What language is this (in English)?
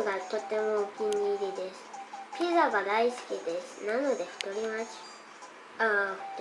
Japanese